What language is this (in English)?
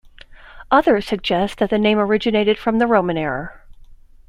English